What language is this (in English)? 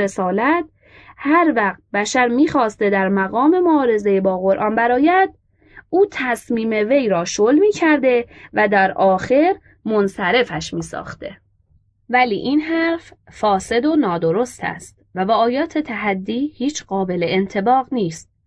Persian